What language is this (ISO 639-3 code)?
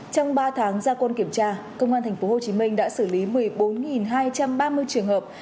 vie